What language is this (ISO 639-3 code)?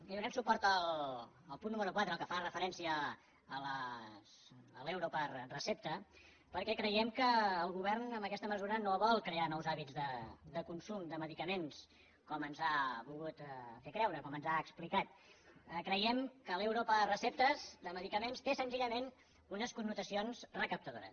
cat